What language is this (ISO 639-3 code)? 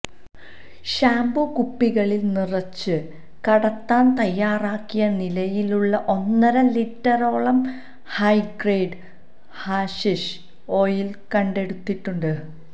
mal